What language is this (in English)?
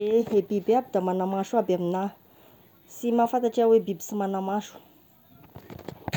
Tesaka Malagasy